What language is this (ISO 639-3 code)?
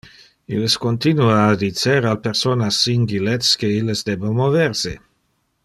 ina